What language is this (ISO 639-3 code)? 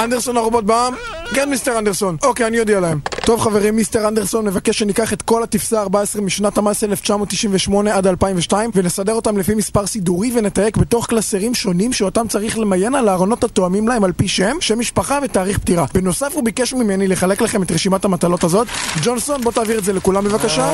heb